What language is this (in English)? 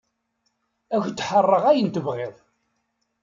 Kabyle